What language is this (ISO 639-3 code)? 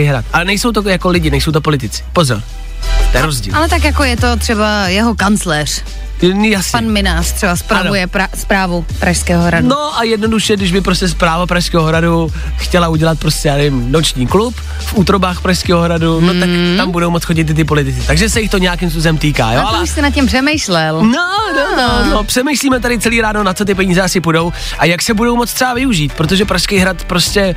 ces